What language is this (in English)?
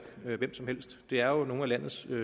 Danish